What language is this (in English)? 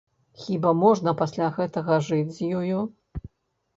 Belarusian